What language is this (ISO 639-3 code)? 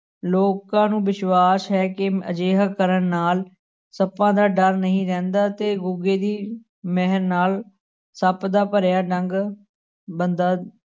pan